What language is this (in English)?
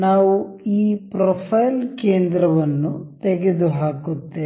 Kannada